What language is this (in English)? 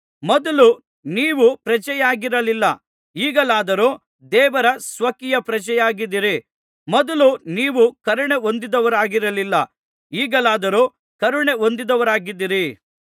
Kannada